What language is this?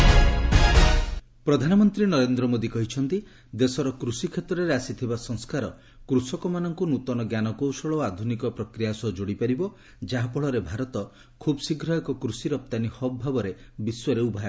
Odia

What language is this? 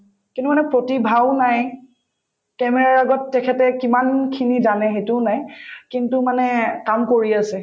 Assamese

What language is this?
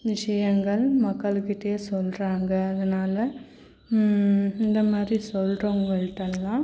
Tamil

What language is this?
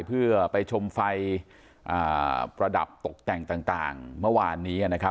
Thai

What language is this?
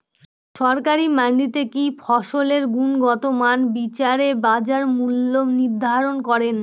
Bangla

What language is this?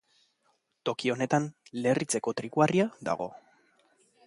Basque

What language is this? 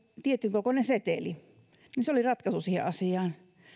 Finnish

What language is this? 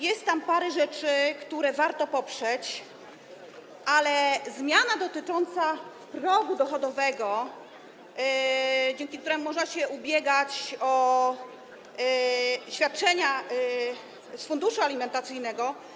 Polish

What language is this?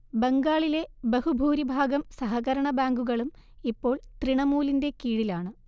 Malayalam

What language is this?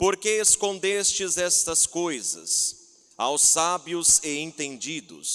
Portuguese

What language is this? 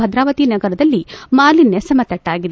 Kannada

